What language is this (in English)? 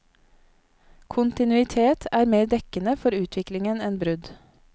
Norwegian